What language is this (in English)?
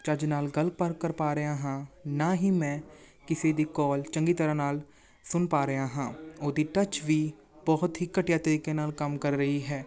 Punjabi